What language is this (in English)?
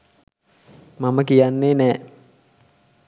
Sinhala